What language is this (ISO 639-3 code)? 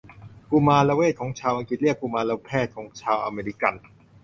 tha